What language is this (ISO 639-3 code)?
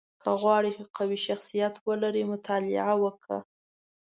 pus